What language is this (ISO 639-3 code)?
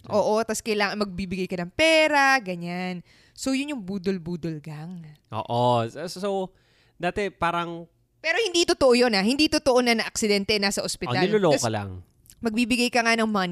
fil